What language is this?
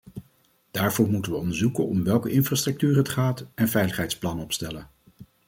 Dutch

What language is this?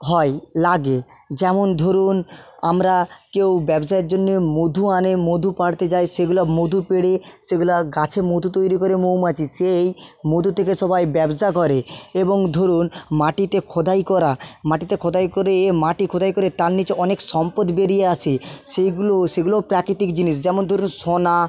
Bangla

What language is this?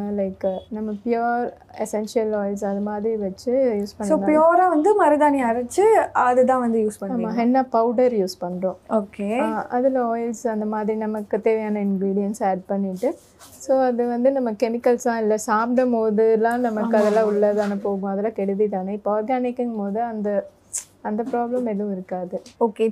Tamil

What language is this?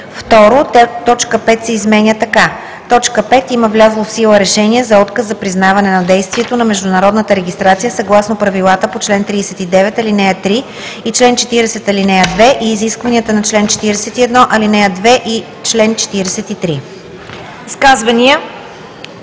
Bulgarian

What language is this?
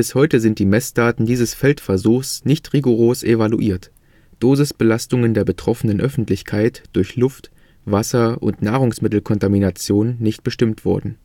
German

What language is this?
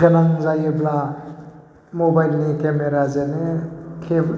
Bodo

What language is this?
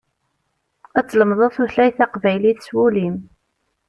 Kabyle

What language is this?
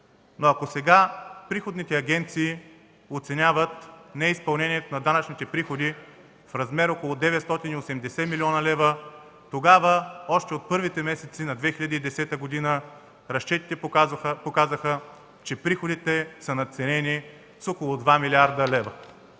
Bulgarian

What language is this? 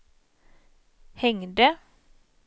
Swedish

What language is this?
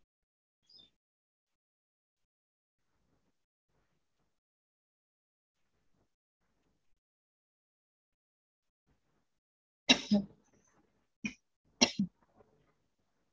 Tamil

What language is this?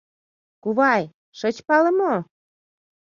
Mari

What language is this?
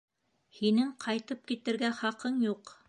Bashkir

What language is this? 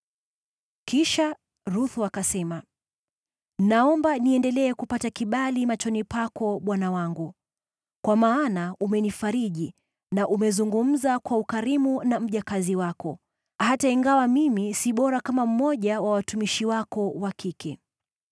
Swahili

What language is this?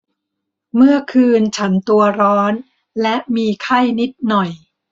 Thai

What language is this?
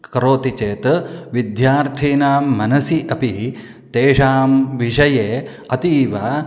Sanskrit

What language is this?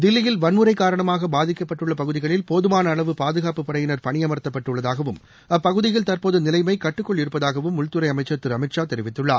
Tamil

